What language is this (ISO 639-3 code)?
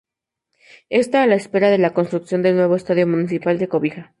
spa